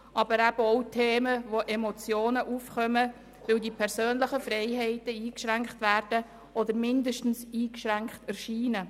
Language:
Swiss German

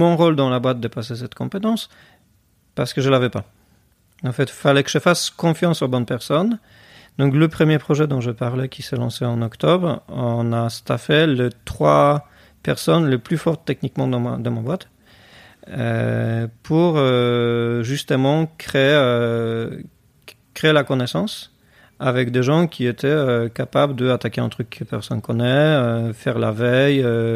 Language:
French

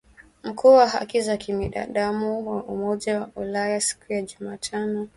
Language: Swahili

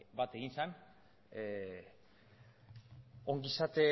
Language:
Basque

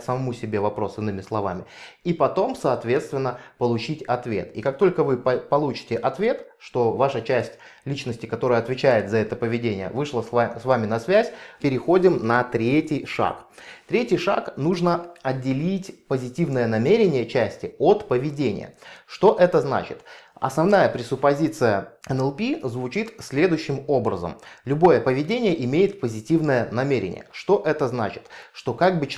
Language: Russian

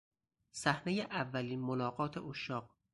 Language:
Persian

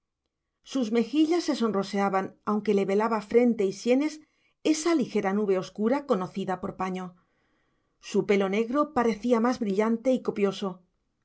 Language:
Spanish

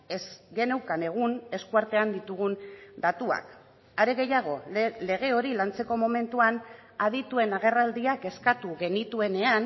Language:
Basque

